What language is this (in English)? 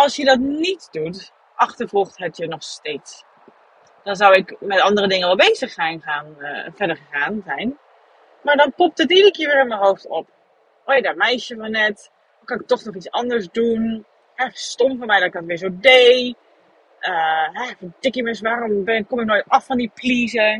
Dutch